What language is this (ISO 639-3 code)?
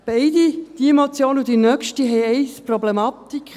gsw